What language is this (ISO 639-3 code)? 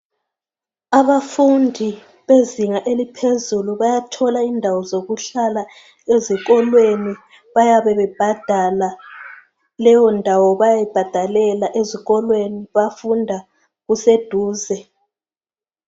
nde